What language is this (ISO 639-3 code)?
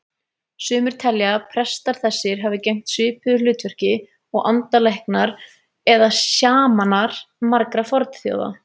isl